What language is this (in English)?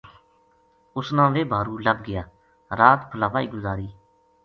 Gujari